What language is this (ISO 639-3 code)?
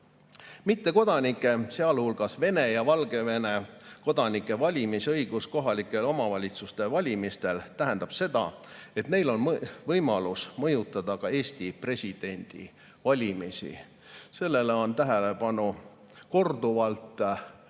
est